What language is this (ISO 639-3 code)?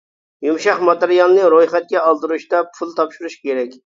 uig